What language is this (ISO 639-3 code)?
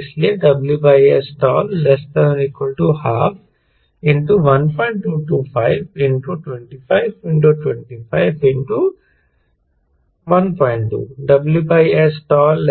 hin